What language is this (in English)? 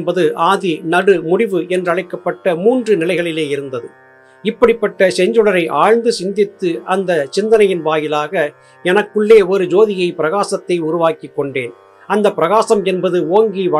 Tamil